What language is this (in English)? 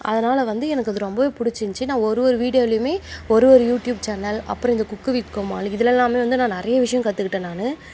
Tamil